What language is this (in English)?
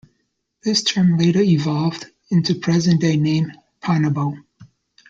English